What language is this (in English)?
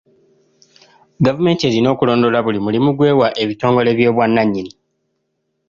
Ganda